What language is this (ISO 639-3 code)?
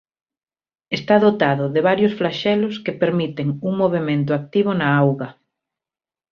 glg